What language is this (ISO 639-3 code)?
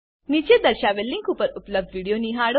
guj